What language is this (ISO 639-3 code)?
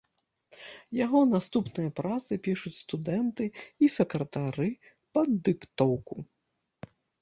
bel